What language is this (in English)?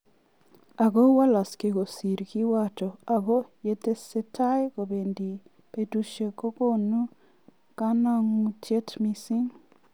Kalenjin